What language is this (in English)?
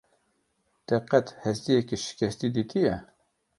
Kurdish